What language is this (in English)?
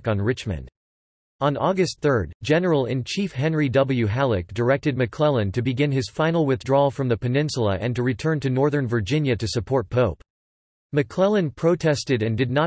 English